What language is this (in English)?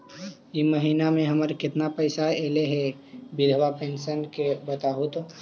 Magahi